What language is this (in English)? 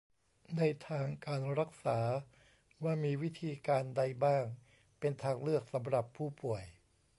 Thai